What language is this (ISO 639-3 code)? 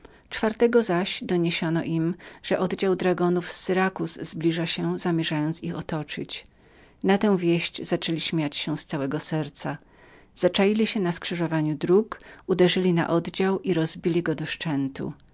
pol